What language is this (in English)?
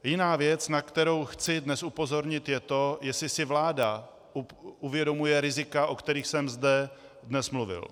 Czech